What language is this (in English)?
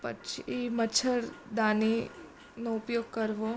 Gujarati